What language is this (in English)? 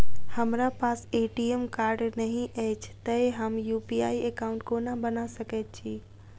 Maithili